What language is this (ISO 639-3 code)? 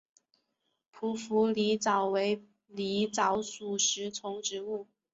zho